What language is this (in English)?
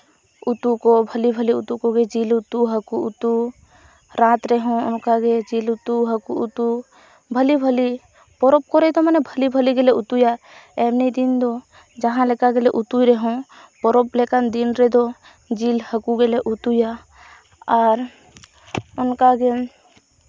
Santali